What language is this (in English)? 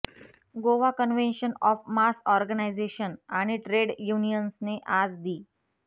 Marathi